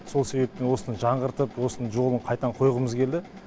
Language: Kazakh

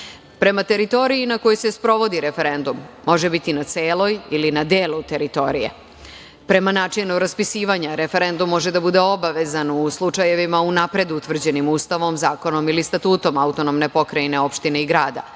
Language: Serbian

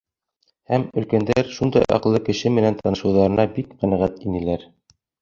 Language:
Bashkir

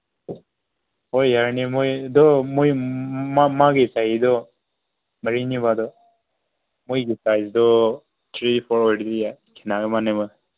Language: Manipuri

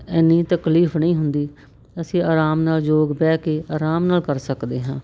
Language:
Punjabi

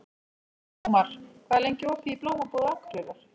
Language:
Icelandic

